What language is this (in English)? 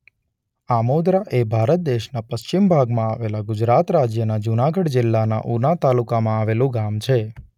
Gujarati